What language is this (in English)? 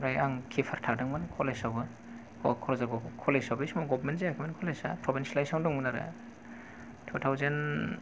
Bodo